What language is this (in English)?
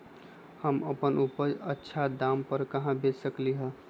Magahi